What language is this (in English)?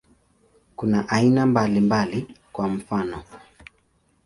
Swahili